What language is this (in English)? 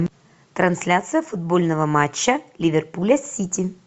Russian